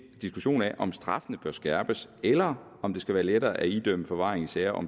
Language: Danish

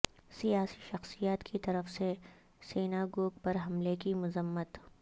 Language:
Urdu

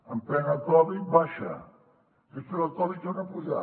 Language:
Catalan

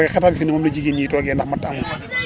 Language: Wolof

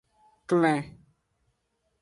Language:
Aja (Benin)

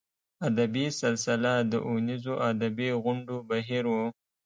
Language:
Pashto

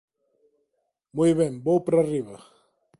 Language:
Galician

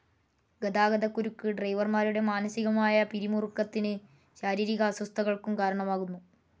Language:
Malayalam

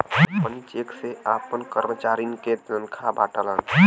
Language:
Bhojpuri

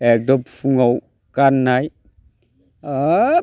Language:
Bodo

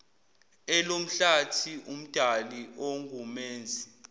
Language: Zulu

